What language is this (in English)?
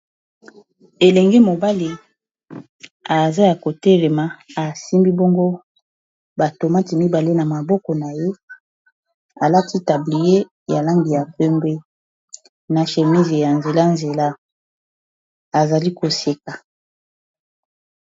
Lingala